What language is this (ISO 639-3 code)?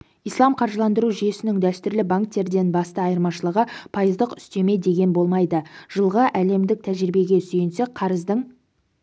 kaz